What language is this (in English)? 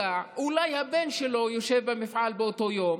Hebrew